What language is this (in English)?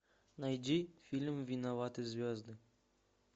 Russian